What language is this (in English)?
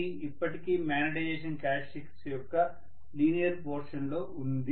Telugu